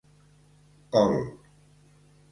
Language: Catalan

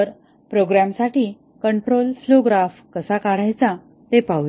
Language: Marathi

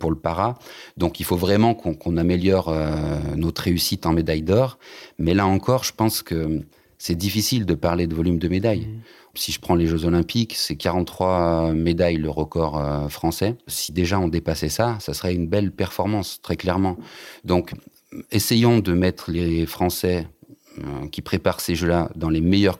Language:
French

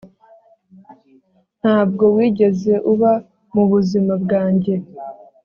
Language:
Kinyarwanda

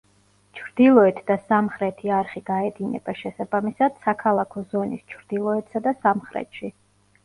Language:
Georgian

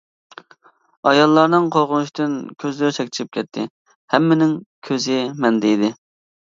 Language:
Uyghur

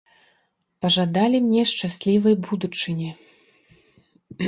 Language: Belarusian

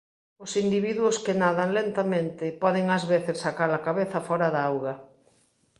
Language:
Galician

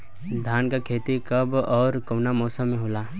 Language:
Bhojpuri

